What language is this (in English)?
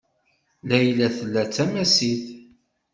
Kabyle